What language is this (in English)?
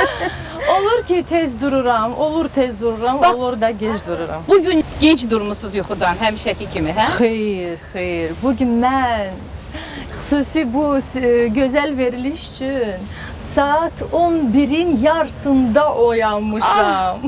Turkish